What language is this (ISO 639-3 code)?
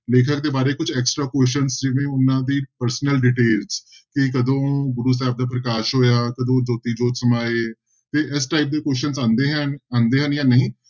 pan